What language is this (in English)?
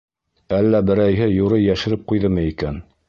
Bashkir